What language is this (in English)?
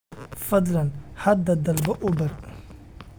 Somali